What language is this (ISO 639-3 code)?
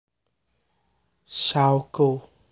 jav